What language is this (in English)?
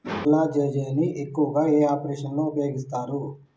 Telugu